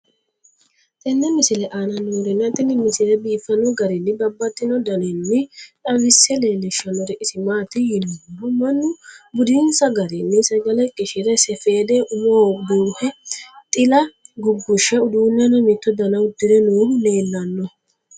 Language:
Sidamo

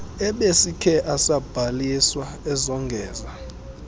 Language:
Xhosa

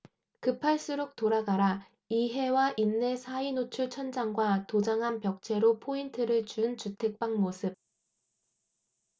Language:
Korean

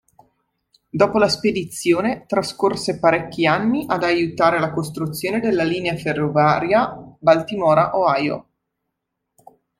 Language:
Italian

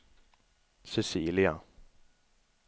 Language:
Swedish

